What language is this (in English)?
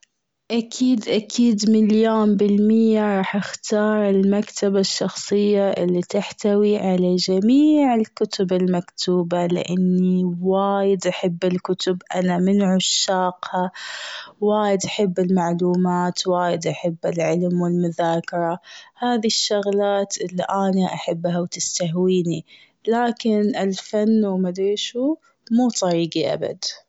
Gulf Arabic